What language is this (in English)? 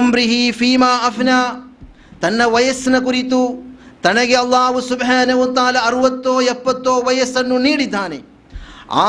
Kannada